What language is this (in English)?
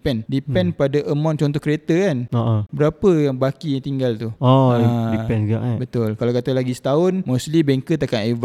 Malay